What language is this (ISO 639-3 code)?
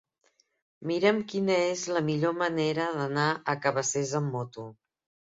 cat